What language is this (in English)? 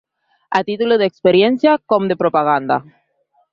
Catalan